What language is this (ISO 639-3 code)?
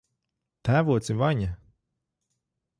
lav